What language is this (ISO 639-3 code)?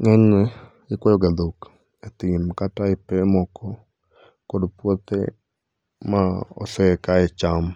luo